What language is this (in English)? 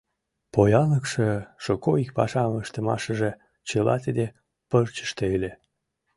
Mari